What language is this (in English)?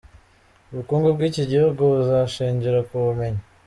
Kinyarwanda